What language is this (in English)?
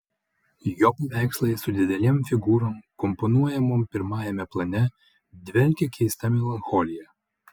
Lithuanian